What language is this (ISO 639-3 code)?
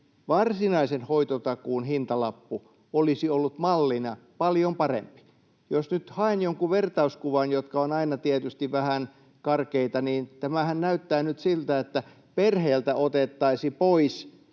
fin